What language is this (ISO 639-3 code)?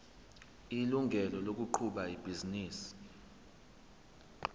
zul